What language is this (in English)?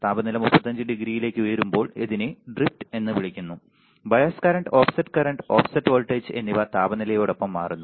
Malayalam